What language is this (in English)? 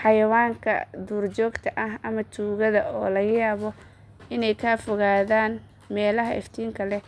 Somali